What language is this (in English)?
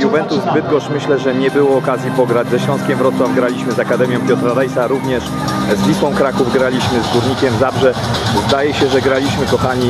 Polish